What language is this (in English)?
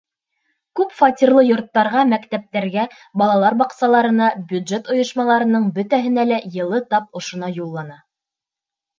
Bashkir